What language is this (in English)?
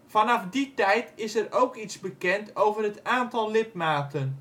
Dutch